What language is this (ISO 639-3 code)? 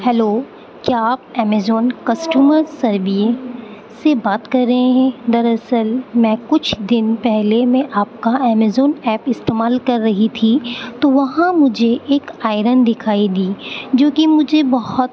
urd